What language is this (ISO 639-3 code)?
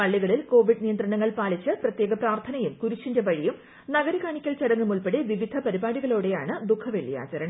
mal